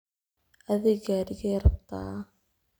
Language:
Somali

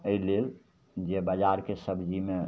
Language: Maithili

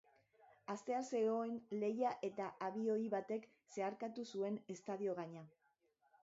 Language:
Basque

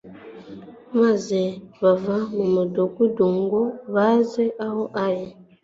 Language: Kinyarwanda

